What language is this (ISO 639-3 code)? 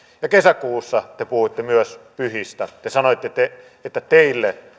fin